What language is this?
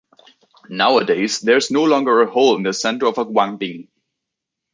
English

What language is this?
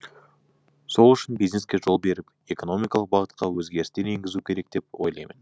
Kazakh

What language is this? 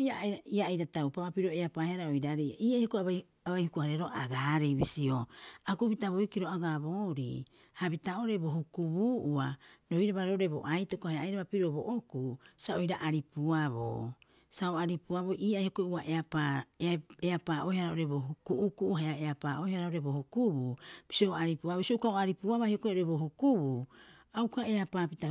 Rapoisi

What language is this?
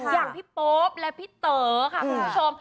Thai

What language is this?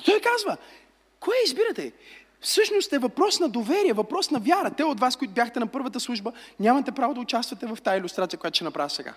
Bulgarian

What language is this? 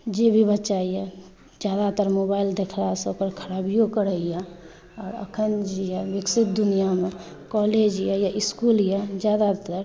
Maithili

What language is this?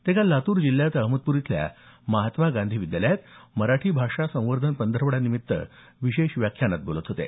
Marathi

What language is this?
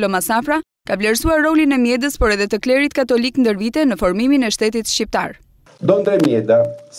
Romanian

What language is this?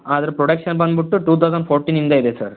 Kannada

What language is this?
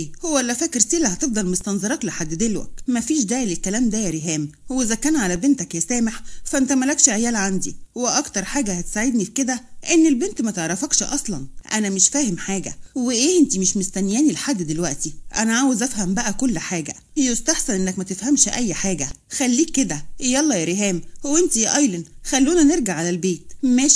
Arabic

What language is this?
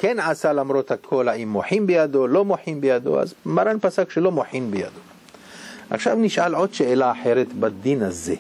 Hebrew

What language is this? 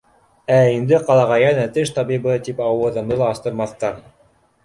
Bashkir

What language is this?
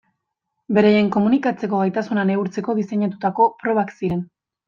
Basque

